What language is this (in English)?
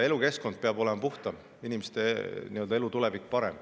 Estonian